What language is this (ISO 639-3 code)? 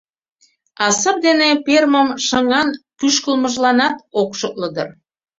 chm